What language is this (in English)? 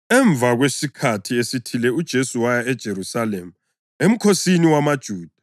North Ndebele